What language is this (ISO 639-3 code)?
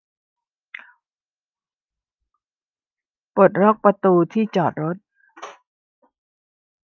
tha